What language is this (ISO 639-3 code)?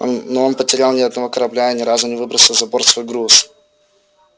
rus